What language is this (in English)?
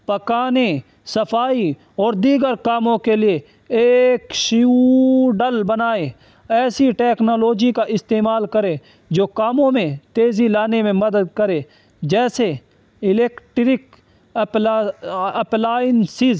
Urdu